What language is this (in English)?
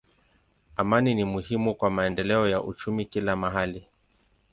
Swahili